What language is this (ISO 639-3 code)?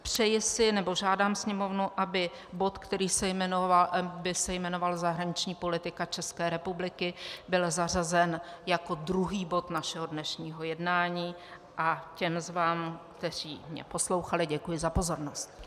ces